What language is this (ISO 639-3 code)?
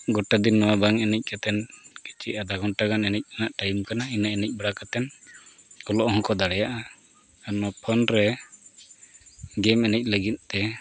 sat